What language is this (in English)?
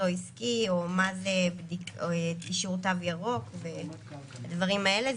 Hebrew